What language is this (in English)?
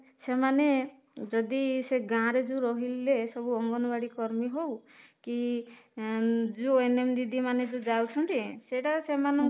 Odia